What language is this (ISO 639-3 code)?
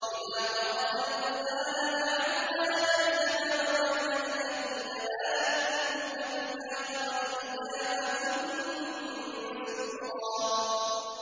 ara